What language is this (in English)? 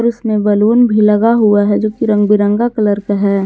Hindi